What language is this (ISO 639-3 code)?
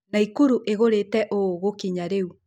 kik